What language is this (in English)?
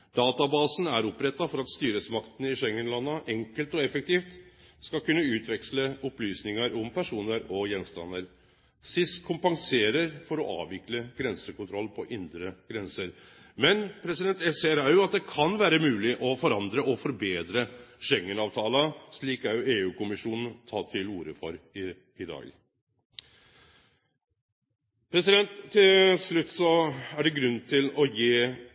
Norwegian Nynorsk